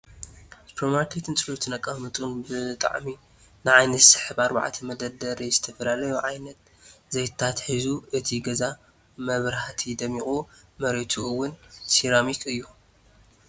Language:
Tigrinya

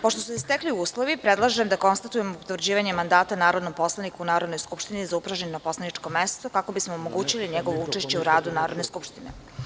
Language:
Serbian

